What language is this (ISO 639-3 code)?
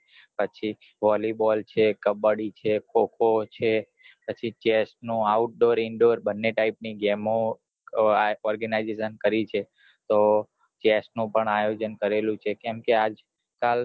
guj